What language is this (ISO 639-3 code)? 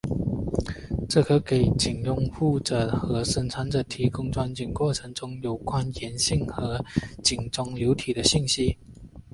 zho